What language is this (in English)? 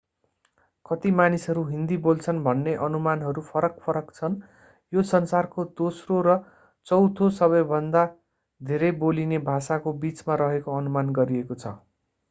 Nepali